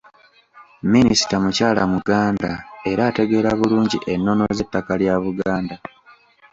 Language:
Ganda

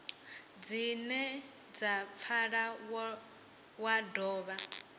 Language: Venda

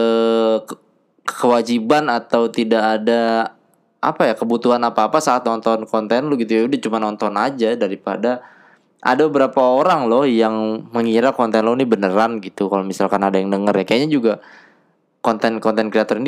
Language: Indonesian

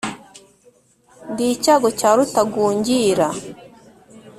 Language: Kinyarwanda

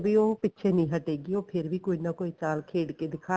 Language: Punjabi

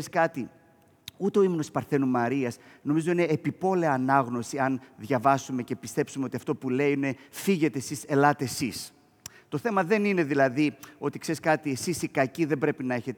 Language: Greek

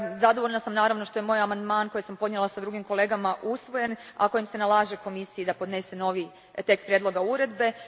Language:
Croatian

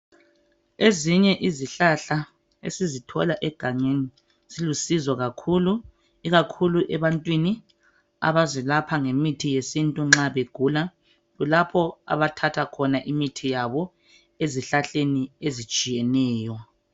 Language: North Ndebele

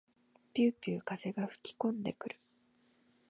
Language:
Japanese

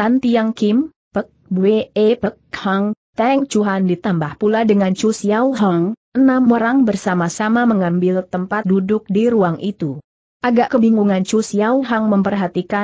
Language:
Indonesian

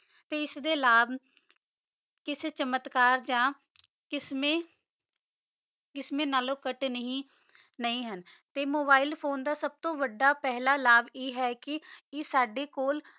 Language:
Punjabi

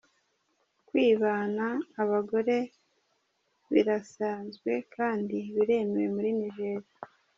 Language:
Kinyarwanda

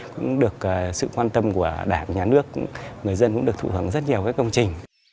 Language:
Vietnamese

